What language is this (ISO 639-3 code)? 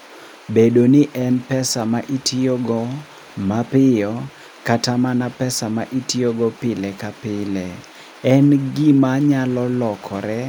luo